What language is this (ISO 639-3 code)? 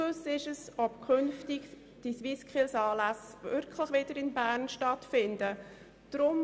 gsw